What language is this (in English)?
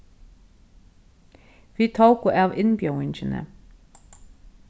Faroese